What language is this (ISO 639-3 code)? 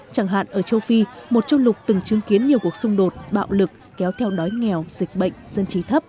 vie